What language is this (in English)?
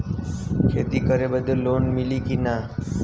Bhojpuri